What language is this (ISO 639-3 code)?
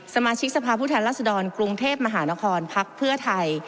tha